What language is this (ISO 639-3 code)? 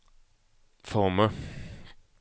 swe